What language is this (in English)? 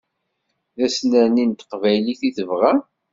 Kabyle